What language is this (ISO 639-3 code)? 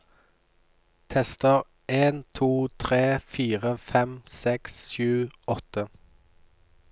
nor